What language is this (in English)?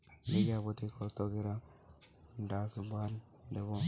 Bangla